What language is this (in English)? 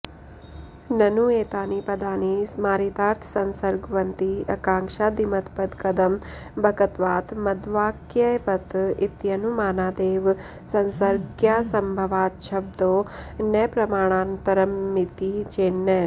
Sanskrit